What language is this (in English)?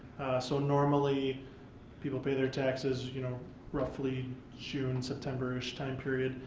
English